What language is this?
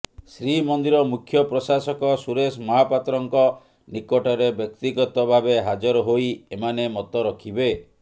Odia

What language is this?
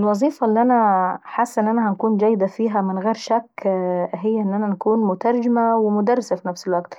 Saidi Arabic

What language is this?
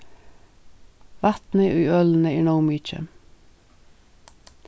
Faroese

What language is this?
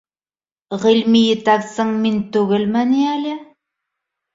Bashkir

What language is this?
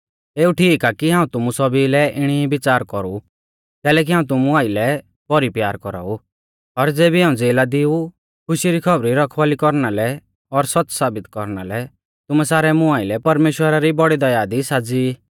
Mahasu Pahari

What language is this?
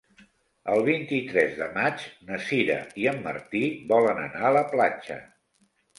Catalan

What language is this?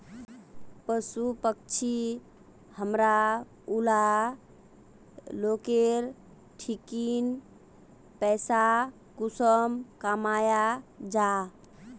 Magahi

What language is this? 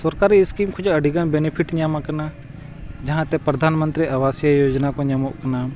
Santali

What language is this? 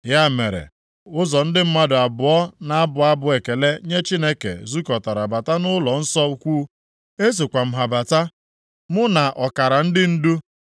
Igbo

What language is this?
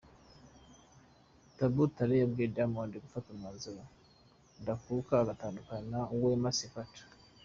Kinyarwanda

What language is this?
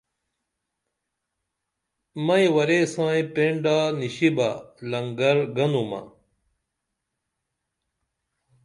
Dameli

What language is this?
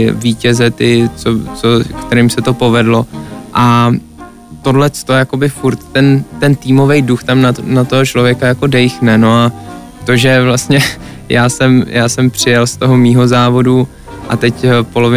Czech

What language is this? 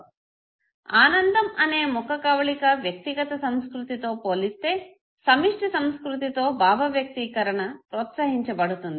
Telugu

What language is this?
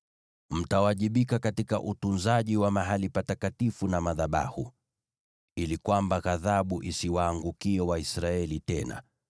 Swahili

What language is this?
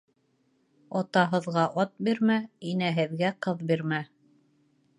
Bashkir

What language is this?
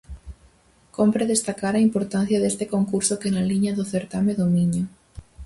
Galician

